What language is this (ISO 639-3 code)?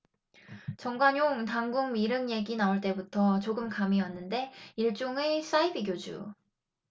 kor